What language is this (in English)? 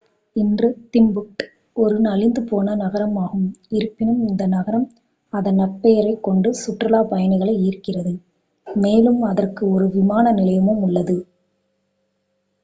Tamil